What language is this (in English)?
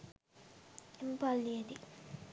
Sinhala